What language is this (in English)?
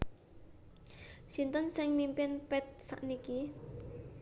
Javanese